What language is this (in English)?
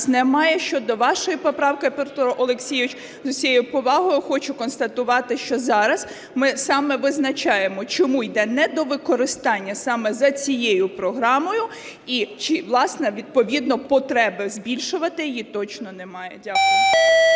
Ukrainian